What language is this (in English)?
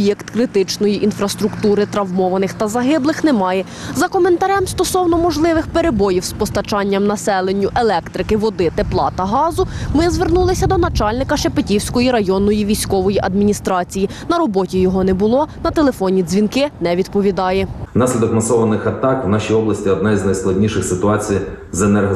Ukrainian